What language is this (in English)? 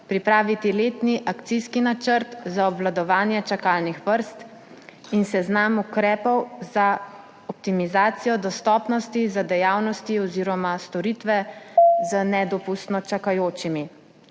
Slovenian